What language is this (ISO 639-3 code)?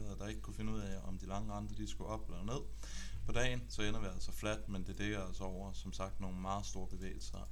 dan